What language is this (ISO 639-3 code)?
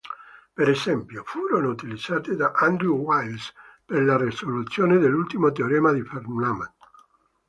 ita